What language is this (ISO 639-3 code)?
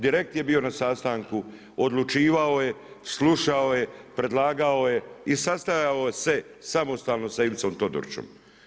hrv